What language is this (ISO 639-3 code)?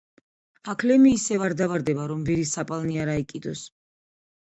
kat